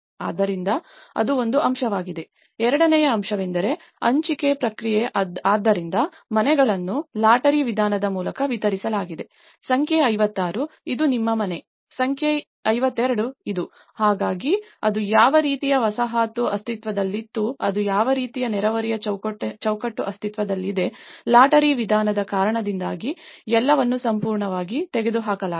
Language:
Kannada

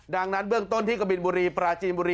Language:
Thai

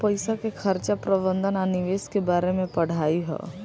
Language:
Bhojpuri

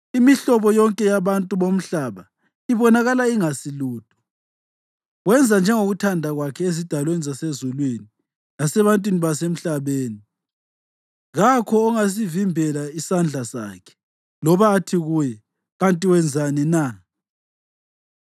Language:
North Ndebele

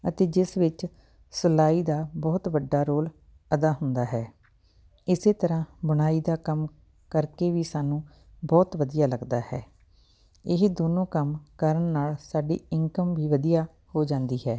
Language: Punjabi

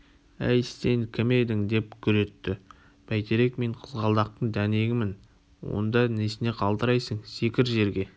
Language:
Kazakh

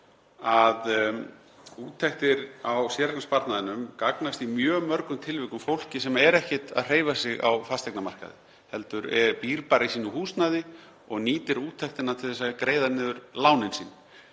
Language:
Icelandic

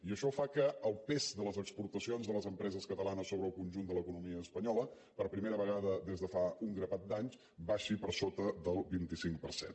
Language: Catalan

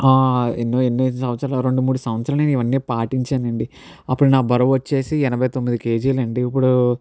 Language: Telugu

